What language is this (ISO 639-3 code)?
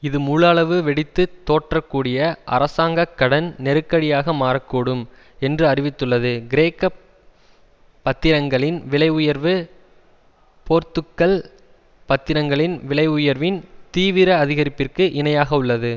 tam